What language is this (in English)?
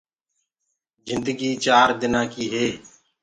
Gurgula